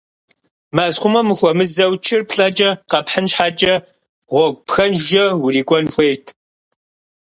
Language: Kabardian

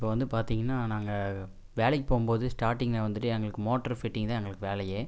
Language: Tamil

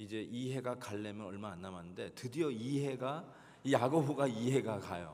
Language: Korean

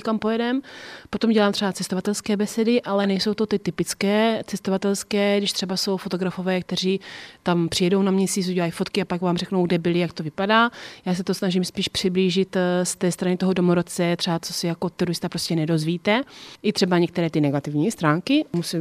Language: Czech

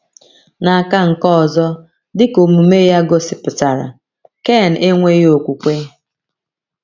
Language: Igbo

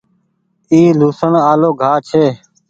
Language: Goaria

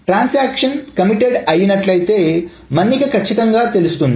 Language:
Telugu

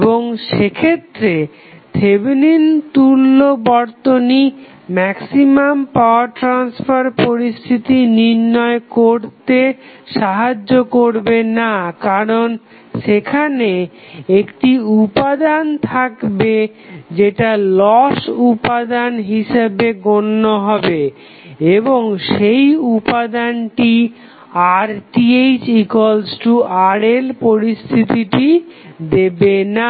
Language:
Bangla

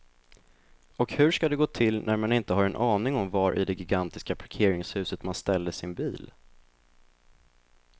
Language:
Swedish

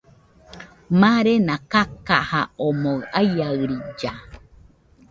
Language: Nüpode Huitoto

